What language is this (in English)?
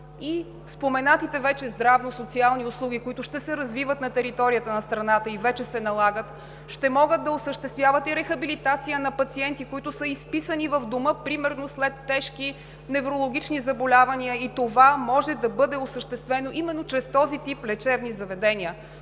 Bulgarian